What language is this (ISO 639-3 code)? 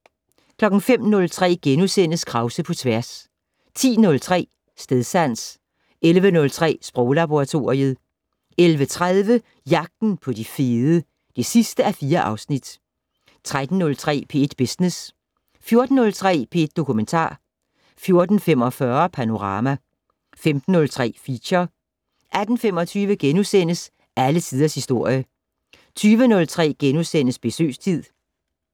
dan